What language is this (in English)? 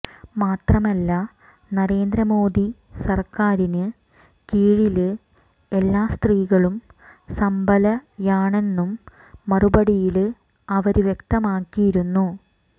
Malayalam